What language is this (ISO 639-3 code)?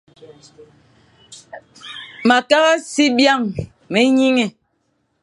fan